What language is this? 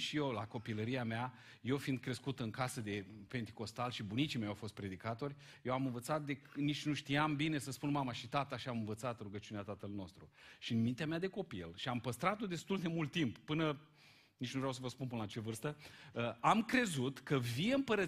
Romanian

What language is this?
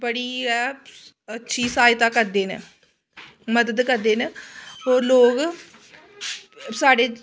Dogri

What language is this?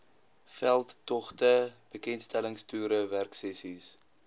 Afrikaans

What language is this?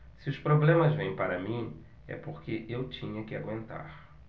Portuguese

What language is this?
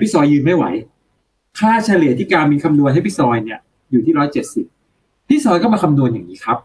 Thai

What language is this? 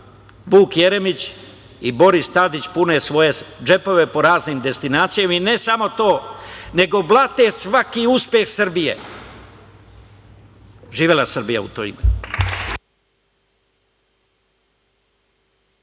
Serbian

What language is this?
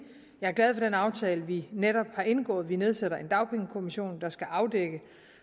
Danish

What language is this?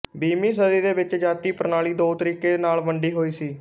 Punjabi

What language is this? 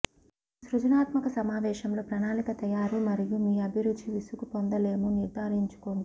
Telugu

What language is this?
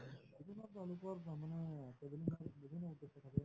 Assamese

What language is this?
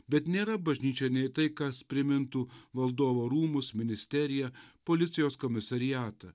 Lithuanian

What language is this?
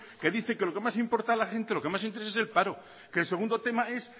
Spanish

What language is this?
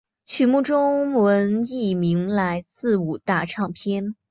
Chinese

